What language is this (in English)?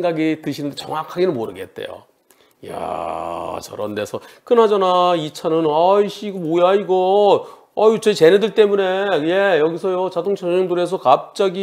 Korean